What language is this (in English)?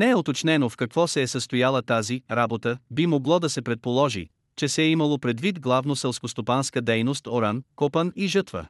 Bulgarian